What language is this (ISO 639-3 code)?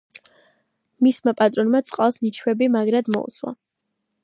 kat